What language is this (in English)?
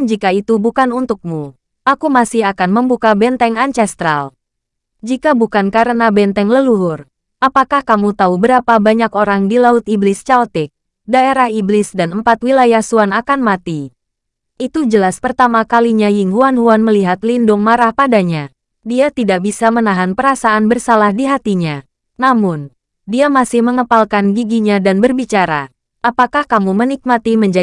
Indonesian